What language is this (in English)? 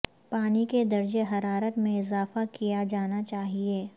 Urdu